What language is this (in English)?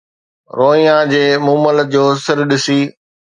Sindhi